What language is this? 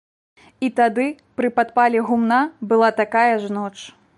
Belarusian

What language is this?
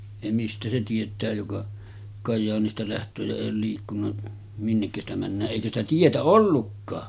Finnish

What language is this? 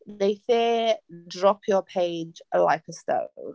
Welsh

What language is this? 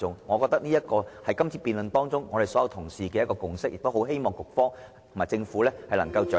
Cantonese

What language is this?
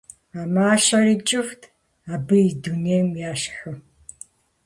Kabardian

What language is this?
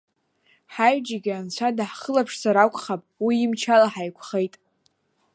Abkhazian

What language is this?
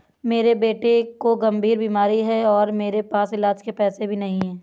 Hindi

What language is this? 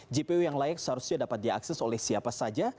Indonesian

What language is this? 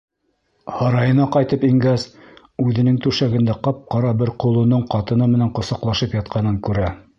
Bashkir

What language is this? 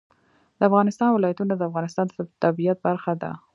Pashto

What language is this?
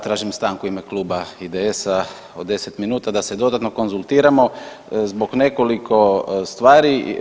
Croatian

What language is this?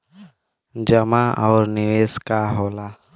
Bhojpuri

